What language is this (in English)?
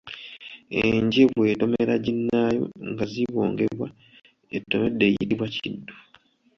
Ganda